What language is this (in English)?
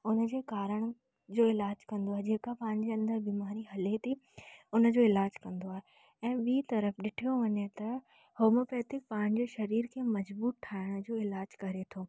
Sindhi